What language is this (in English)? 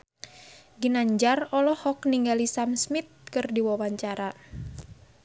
Sundanese